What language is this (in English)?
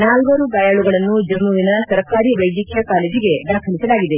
Kannada